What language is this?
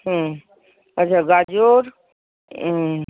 Bangla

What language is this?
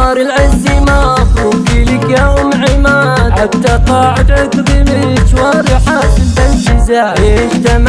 Arabic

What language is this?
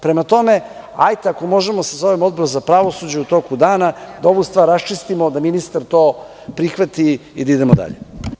Serbian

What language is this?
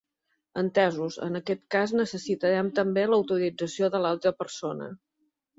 Catalan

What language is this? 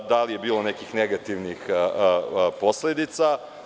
Serbian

